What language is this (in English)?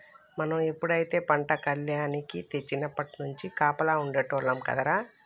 Telugu